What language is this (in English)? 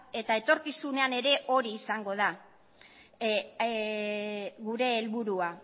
Basque